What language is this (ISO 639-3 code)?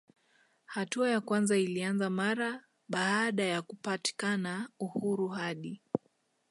swa